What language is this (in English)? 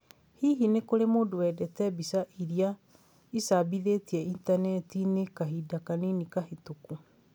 Kikuyu